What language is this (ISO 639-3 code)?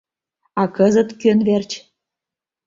chm